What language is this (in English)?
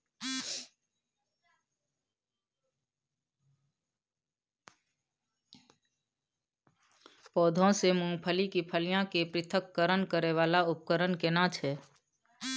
Maithili